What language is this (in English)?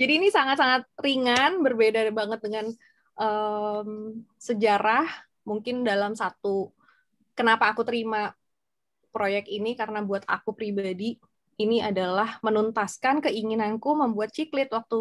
Indonesian